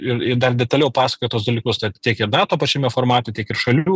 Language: Lithuanian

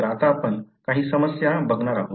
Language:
Marathi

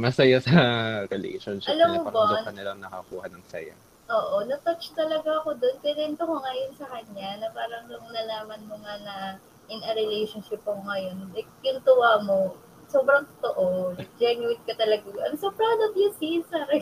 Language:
Filipino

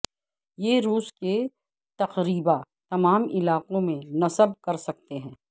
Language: Urdu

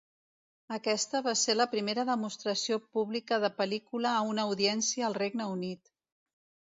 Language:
Catalan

